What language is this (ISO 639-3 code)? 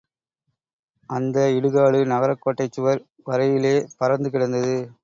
tam